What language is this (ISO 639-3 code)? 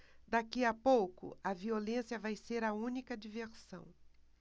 por